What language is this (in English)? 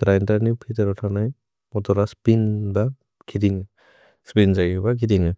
Bodo